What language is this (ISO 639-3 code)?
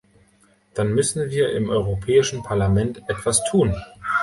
deu